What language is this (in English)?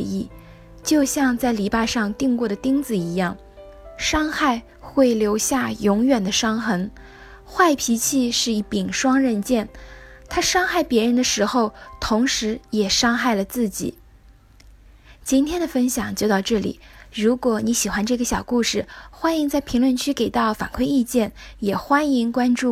Chinese